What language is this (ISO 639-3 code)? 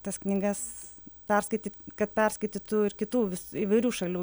lit